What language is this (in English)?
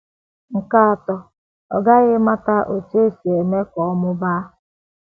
Igbo